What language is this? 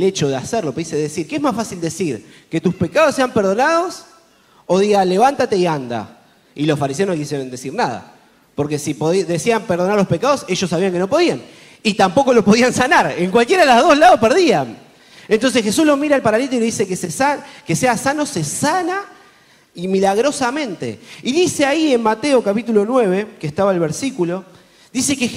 Spanish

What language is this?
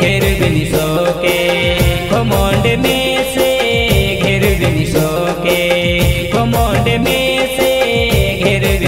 Gujarati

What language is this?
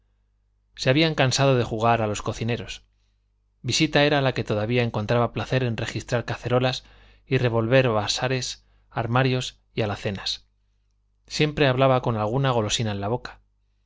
Spanish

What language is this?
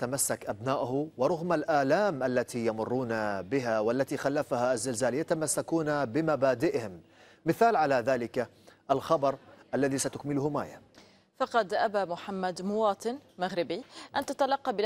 Arabic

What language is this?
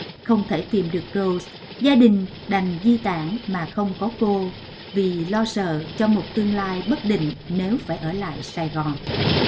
Vietnamese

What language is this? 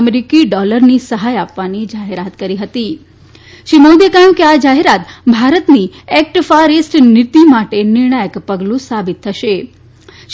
Gujarati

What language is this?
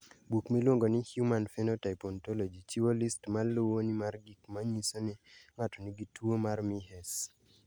Luo (Kenya and Tanzania)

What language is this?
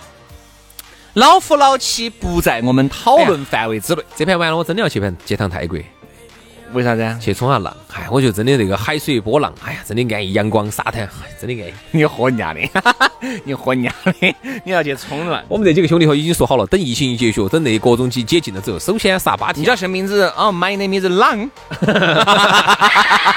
Chinese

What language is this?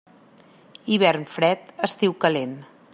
Catalan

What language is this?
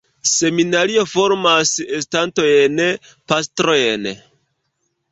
Esperanto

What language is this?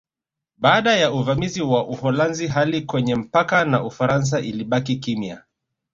Swahili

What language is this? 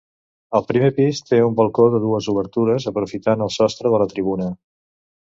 Catalan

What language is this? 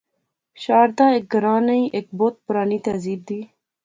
Pahari-Potwari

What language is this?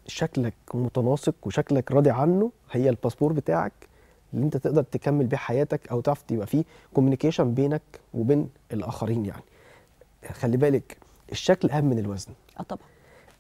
Arabic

